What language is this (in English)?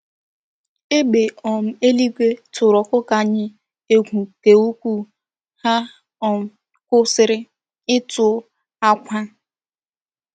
Igbo